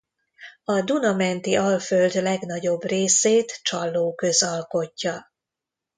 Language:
Hungarian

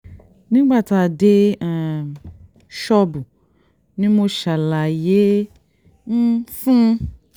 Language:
Yoruba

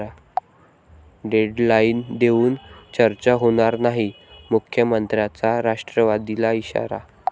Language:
Marathi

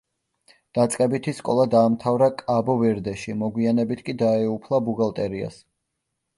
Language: Georgian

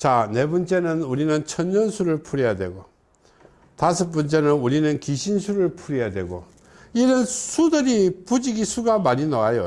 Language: Korean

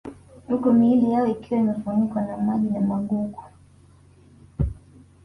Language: Swahili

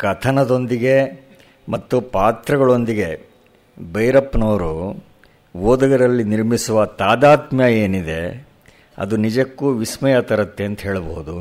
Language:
Kannada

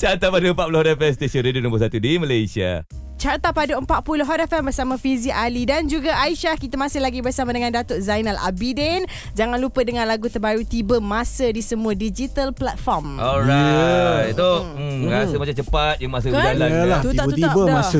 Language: Malay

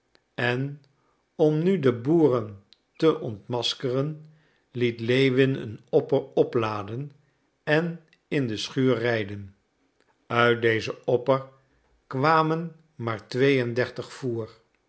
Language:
Dutch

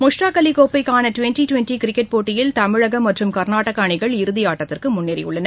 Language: Tamil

